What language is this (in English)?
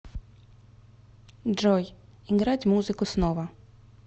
Russian